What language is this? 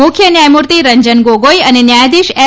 Gujarati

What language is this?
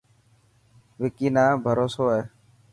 Dhatki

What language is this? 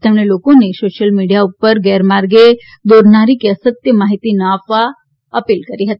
Gujarati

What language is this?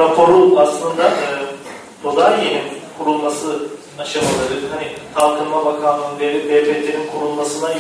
Turkish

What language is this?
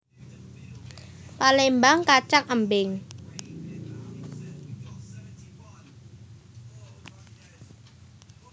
Javanese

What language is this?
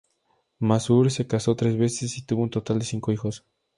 Spanish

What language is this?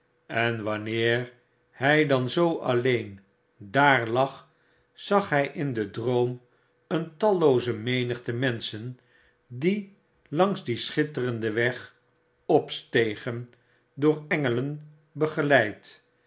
Dutch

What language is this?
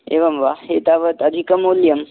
Sanskrit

